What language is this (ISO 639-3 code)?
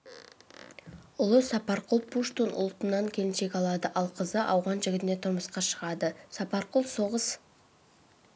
kaz